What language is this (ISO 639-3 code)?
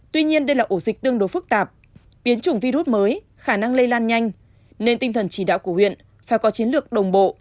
vie